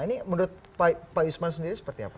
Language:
Indonesian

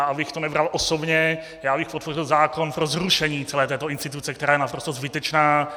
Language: Czech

